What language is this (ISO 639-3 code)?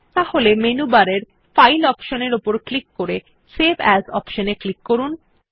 ben